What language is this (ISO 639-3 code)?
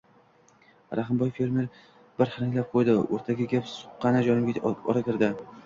uzb